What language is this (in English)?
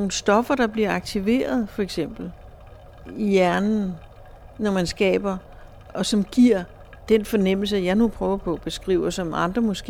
Danish